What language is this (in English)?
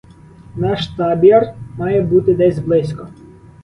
Ukrainian